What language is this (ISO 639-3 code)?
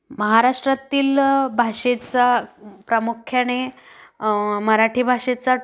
mar